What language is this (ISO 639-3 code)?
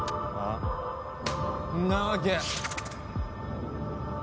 jpn